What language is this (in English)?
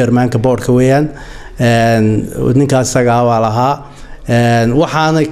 Arabic